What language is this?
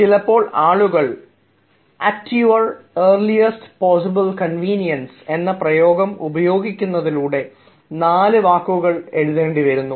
Malayalam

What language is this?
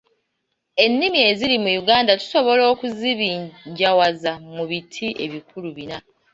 Ganda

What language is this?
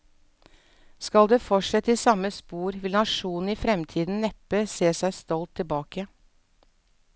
Norwegian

